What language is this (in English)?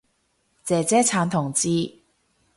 Cantonese